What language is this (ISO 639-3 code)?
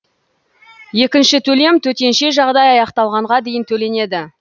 kaz